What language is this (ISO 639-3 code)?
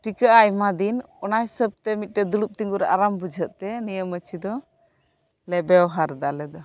sat